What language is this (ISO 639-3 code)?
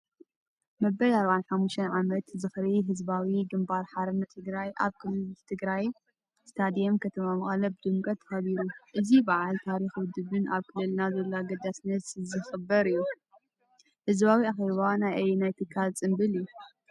tir